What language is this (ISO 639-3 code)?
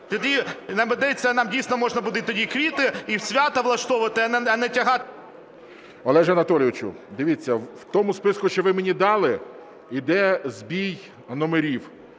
ukr